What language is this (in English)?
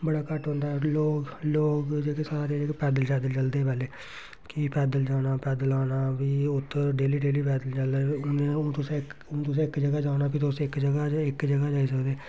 Dogri